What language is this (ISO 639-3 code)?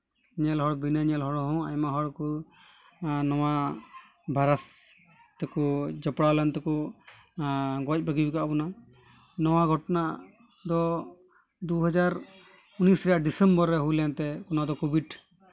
sat